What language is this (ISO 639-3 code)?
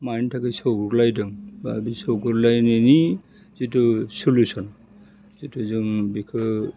brx